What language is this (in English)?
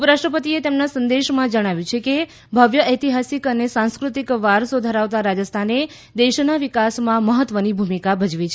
Gujarati